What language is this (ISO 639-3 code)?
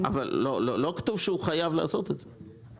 heb